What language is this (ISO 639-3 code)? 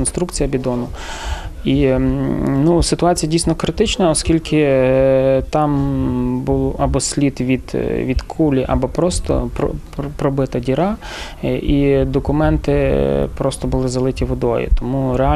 ukr